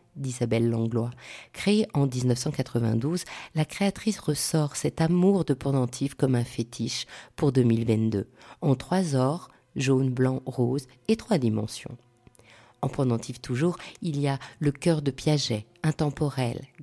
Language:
French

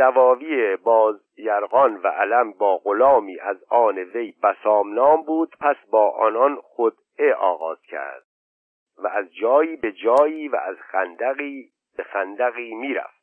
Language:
Persian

